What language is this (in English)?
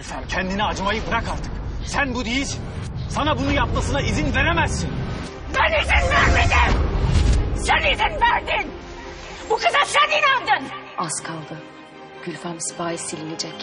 Turkish